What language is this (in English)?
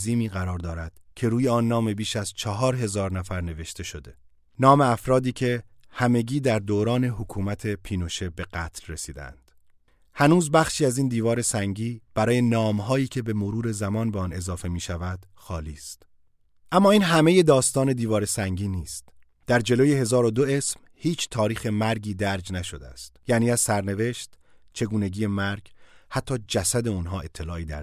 Persian